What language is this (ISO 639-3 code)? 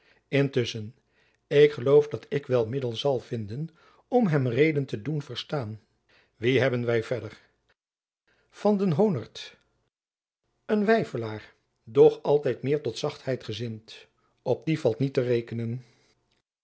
nld